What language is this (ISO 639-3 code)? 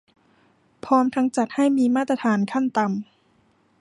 tha